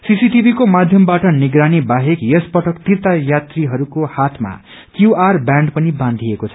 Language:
Nepali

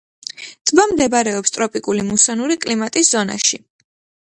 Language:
Georgian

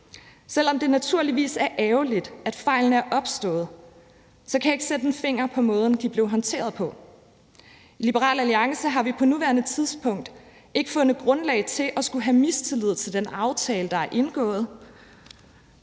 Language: Danish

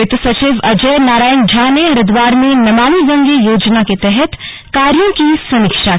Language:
Hindi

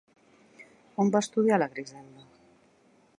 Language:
Catalan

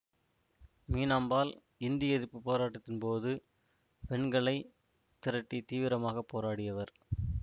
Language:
Tamil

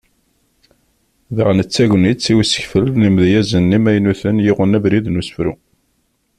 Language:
Kabyle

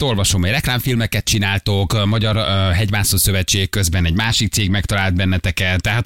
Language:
Hungarian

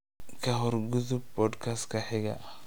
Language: Somali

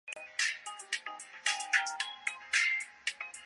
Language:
Chinese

